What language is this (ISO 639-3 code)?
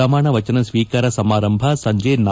kan